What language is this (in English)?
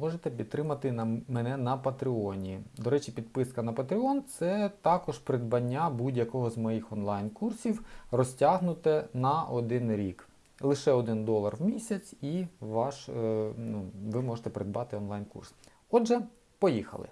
Ukrainian